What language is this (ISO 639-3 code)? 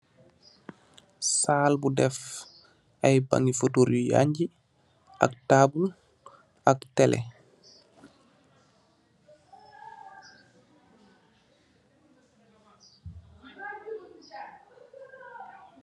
wol